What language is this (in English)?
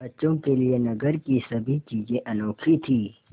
Hindi